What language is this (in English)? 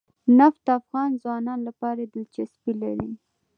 Pashto